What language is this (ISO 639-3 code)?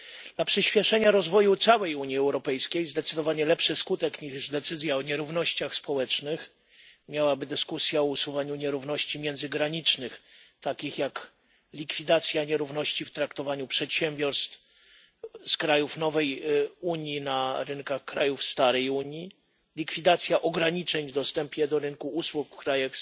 pol